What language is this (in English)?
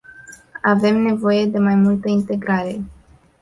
Romanian